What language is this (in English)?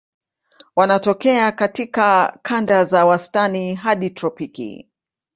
Swahili